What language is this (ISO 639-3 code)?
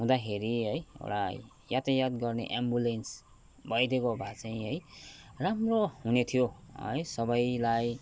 nep